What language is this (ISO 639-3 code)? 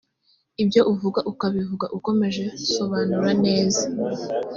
kin